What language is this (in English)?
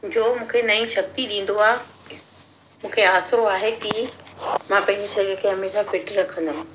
Sindhi